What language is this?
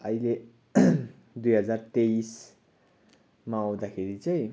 Nepali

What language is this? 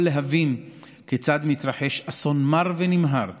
Hebrew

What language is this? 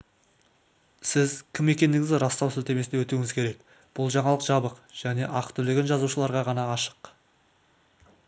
Kazakh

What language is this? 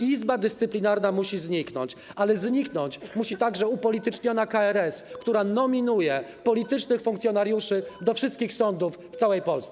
Polish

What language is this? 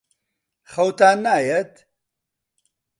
Central Kurdish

